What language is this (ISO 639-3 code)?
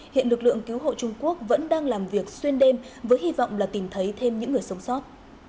vie